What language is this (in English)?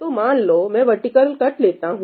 Hindi